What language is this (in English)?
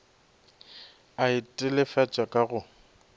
Northern Sotho